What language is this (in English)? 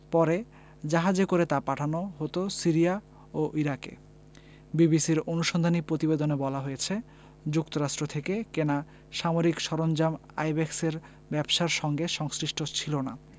Bangla